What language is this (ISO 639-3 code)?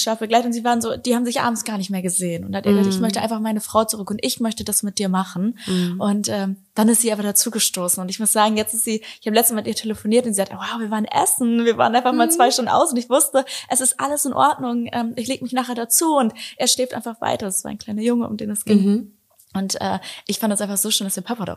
deu